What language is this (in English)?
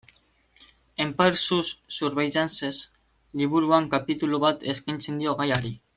Basque